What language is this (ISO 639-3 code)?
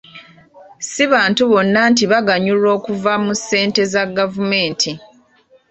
lug